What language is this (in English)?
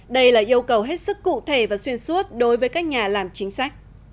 Vietnamese